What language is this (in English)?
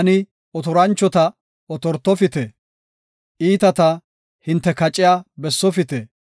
Gofa